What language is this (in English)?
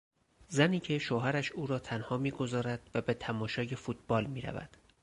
Persian